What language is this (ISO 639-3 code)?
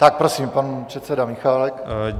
ces